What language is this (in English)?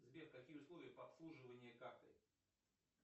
Russian